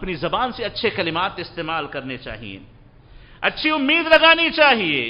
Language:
Arabic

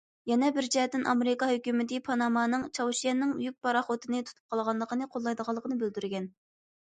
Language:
Uyghur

